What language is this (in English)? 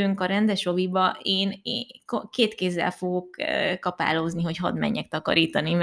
Hungarian